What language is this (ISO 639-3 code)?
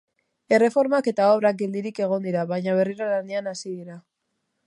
eus